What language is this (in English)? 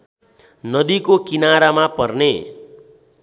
Nepali